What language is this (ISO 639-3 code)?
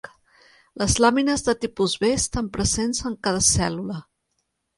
cat